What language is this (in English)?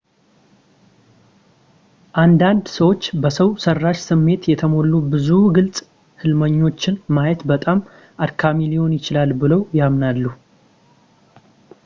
Amharic